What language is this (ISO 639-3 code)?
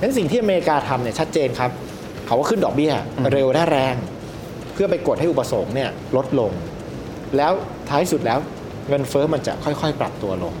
tha